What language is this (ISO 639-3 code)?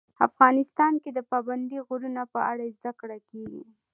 pus